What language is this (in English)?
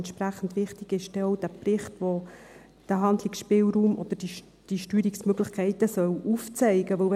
Swiss German